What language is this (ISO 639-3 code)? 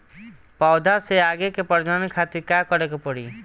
bho